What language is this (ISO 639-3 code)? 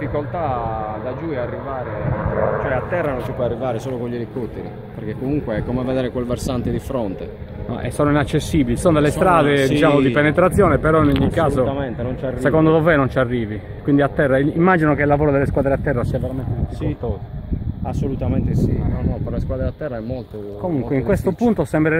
ita